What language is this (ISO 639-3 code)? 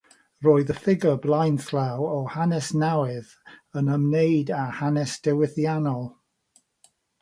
cym